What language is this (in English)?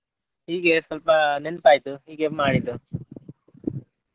Kannada